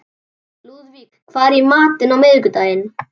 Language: Icelandic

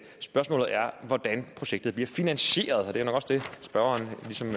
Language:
Danish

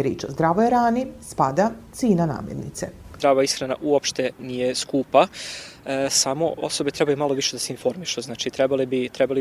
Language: Croatian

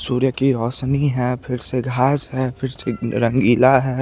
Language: Hindi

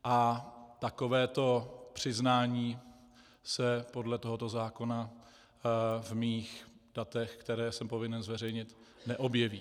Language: Czech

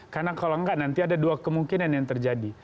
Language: Indonesian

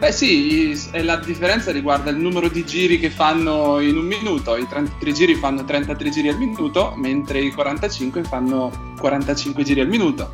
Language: Italian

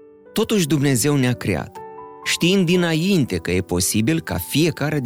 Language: Romanian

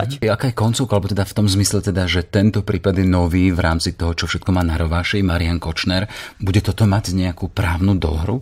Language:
Slovak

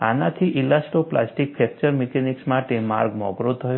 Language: Gujarati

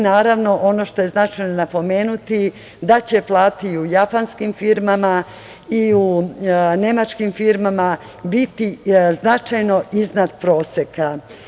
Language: Serbian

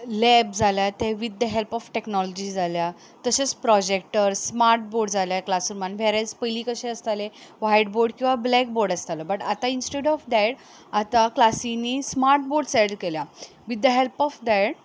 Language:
Konkani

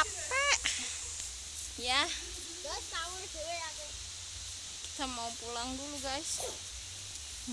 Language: Indonesian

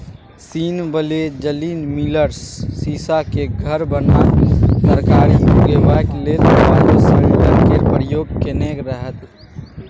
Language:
Maithili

